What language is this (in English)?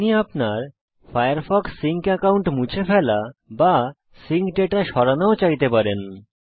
Bangla